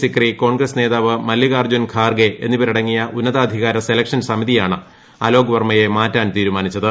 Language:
Malayalam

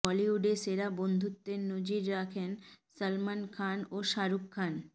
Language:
Bangla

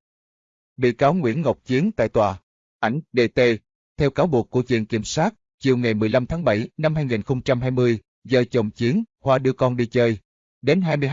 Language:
Vietnamese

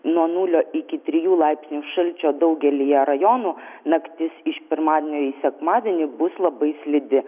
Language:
Lithuanian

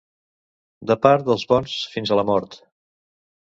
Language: Catalan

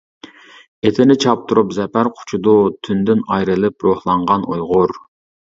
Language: Uyghur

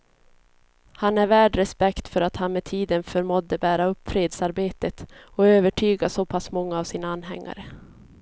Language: Swedish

